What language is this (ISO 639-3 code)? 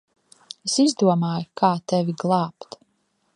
lav